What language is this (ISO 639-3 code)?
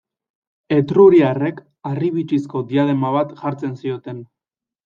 eus